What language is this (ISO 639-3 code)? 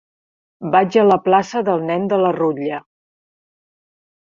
cat